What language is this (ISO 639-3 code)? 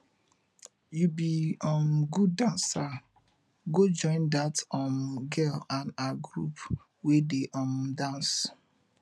pcm